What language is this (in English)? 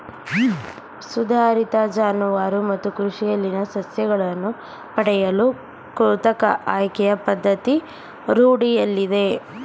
Kannada